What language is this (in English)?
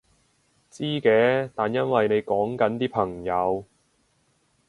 Cantonese